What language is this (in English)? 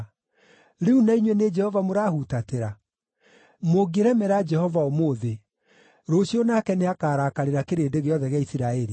Kikuyu